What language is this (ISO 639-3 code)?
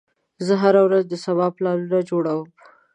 pus